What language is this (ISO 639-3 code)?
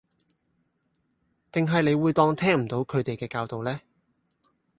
yue